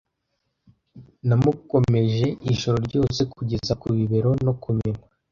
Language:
Kinyarwanda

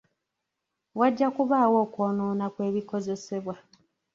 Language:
Ganda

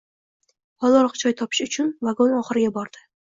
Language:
Uzbek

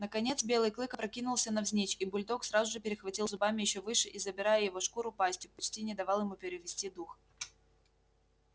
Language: Russian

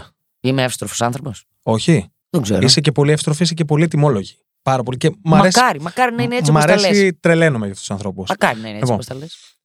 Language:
Greek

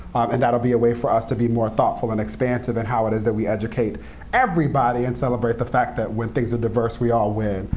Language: English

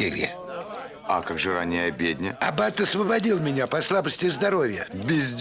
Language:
Russian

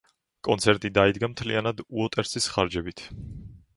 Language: Georgian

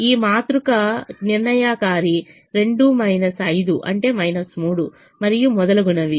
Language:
Telugu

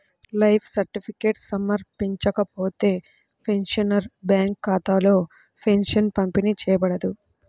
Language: Telugu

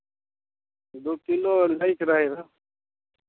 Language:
Maithili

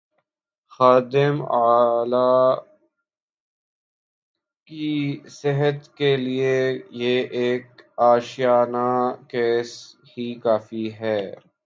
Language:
Urdu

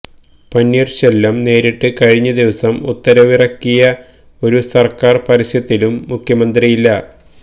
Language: Malayalam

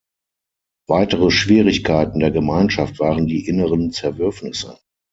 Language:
German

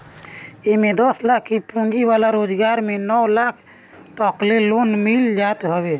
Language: Bhojpuri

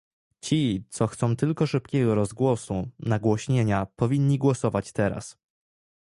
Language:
Polish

